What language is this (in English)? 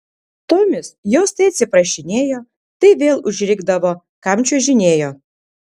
Lithuanian